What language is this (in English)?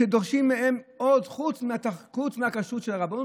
Hebrew